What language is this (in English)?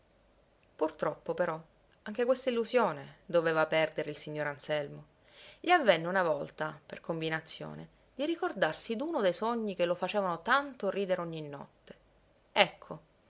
Italian